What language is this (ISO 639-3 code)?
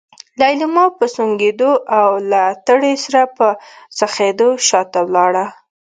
pus